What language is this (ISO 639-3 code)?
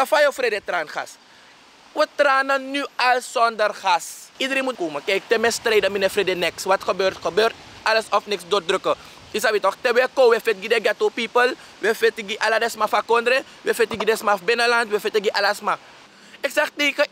nld